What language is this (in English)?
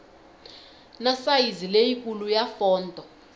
Tsonga